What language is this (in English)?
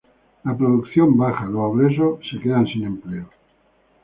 Spanish